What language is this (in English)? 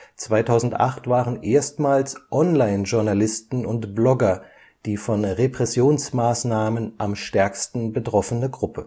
German